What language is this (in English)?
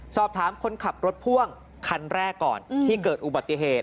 Thai